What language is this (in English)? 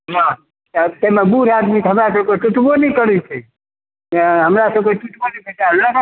Maithili